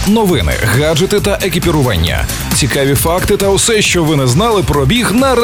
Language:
Ukrainian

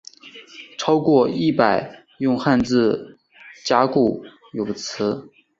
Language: Chinese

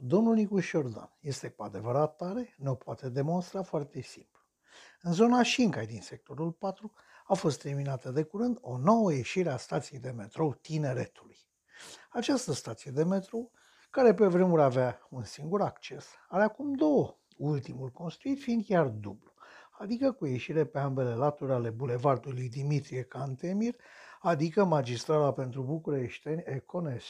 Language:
Romanian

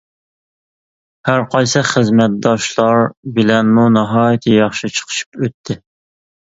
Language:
Uyghur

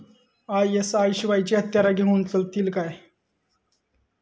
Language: Marathi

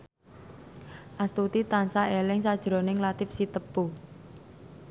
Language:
Javanese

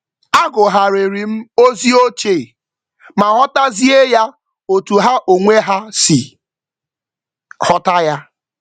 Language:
Igbo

